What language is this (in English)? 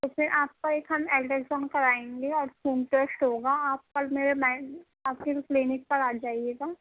Urdu